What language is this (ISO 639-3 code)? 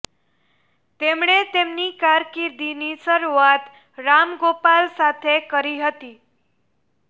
guj